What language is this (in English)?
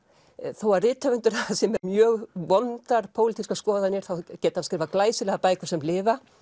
Icelandic